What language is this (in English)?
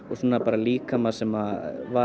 Icelandic